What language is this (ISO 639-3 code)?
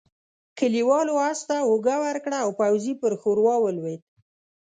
pus